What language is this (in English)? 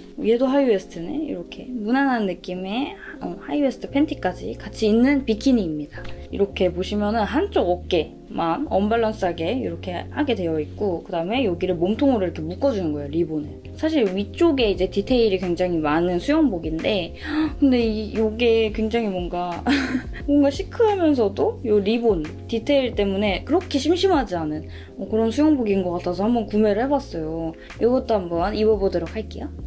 Korean